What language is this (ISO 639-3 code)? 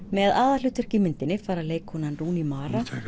isl